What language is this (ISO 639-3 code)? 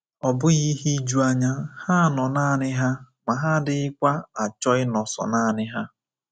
ibo